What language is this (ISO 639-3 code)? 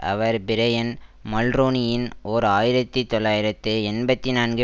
tam